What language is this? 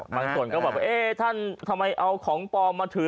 Thai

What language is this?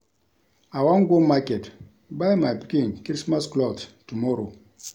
Nigerian Pidgin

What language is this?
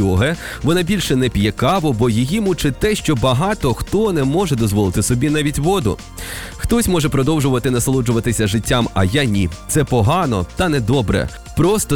Ukrainian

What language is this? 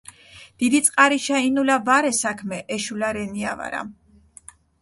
Mingrelian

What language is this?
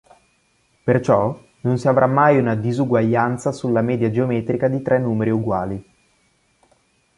Italian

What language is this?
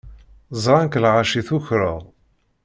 Kabyle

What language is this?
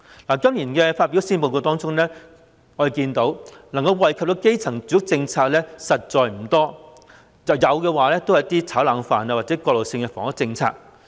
Cantonese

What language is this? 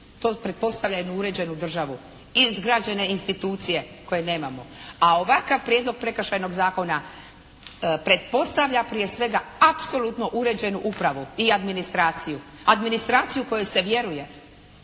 Croatian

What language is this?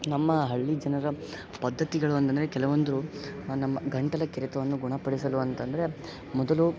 Kannada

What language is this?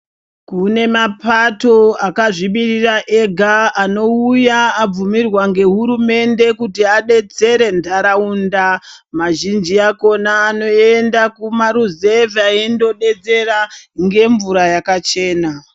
Ndau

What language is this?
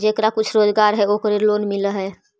Magahi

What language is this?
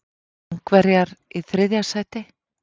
Icelandic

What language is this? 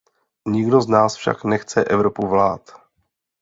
Czech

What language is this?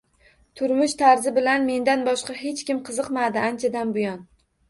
Uzbek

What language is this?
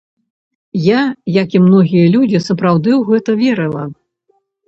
Belarusian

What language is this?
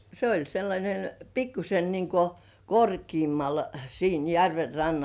Finnish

